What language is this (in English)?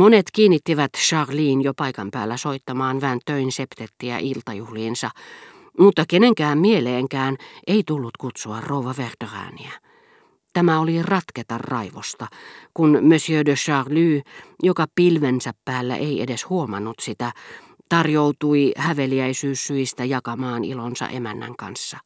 Finnish